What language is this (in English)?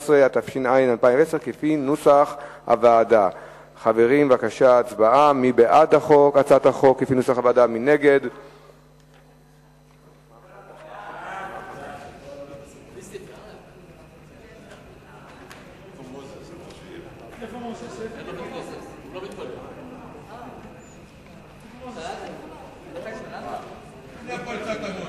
Hebrew